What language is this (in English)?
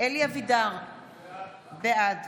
Hebrew